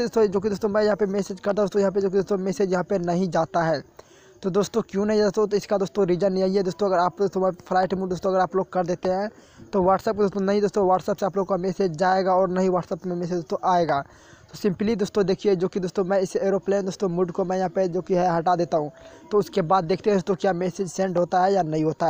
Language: Hindi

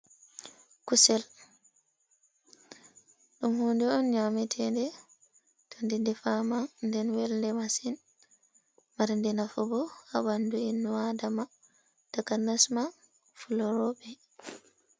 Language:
Fula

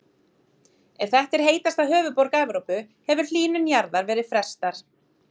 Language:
Icelandic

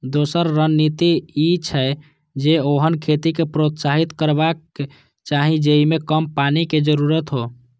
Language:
Maithili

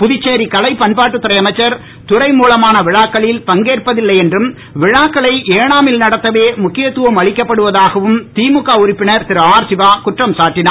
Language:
Tamil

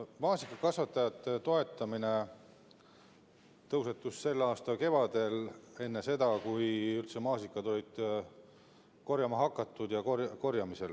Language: Estonian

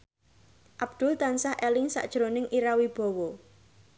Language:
Javanese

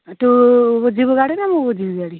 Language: Odia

